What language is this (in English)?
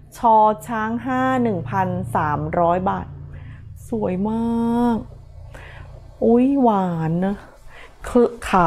Thai